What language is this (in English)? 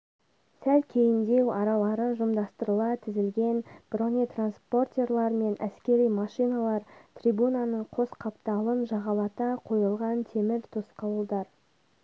Kazakh